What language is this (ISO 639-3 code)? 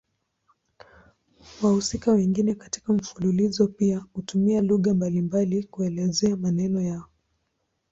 swa